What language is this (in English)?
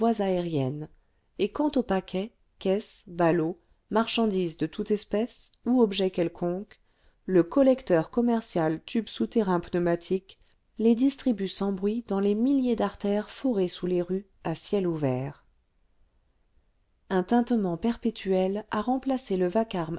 French